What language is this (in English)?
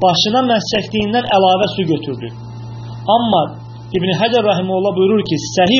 Arabic